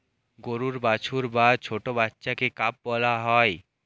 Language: Bangla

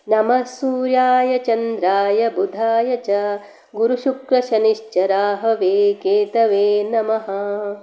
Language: Sanskrit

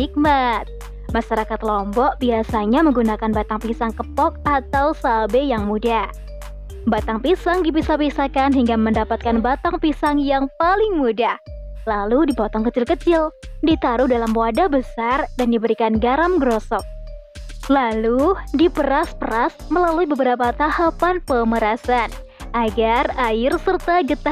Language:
Indonesian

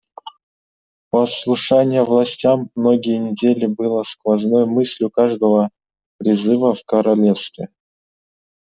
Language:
Russian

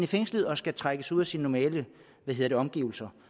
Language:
Danish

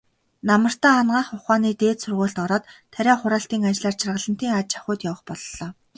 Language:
Mongolian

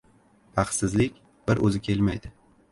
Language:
Uzbek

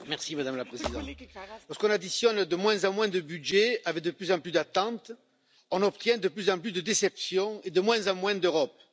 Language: French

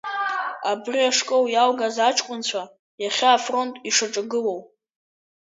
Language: Abkhazian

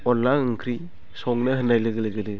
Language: Bodo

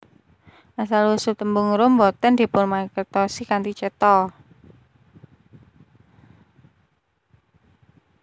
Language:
Javanese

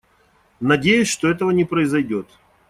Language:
Russian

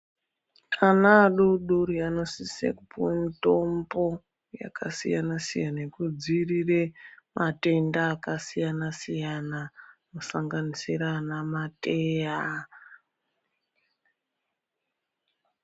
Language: Ndau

